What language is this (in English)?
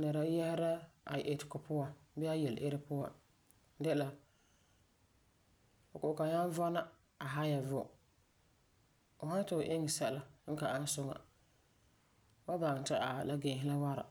Frafra